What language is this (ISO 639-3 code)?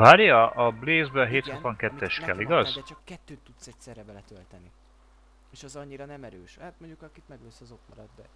hun